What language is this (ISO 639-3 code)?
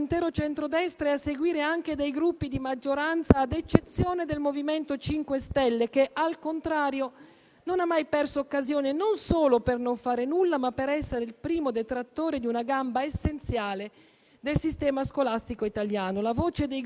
ita